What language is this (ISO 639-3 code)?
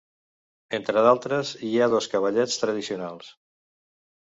cat